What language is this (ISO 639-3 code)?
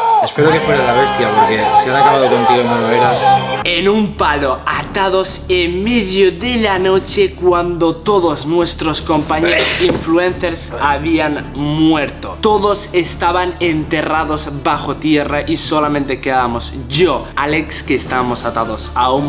spa